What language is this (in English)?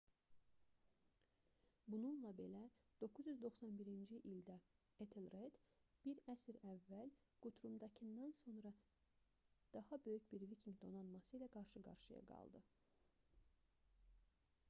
Azerbaijani